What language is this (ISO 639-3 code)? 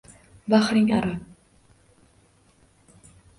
uzb